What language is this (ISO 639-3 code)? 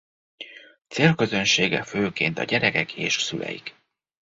hun